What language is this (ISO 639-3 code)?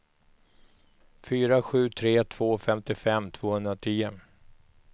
swe